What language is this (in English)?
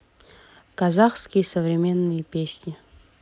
Russian